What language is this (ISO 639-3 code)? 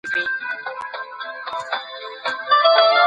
pus